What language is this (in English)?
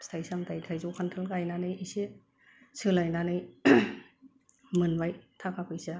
Bodo